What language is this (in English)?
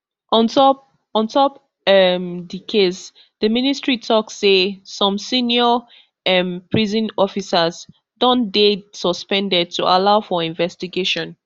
Nigerian Pidgin